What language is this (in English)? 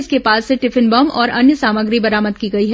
Hindi